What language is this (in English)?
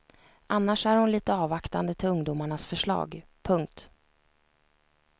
Swedish